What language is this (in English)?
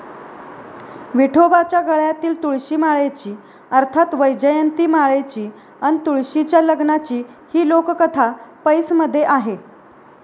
Marathi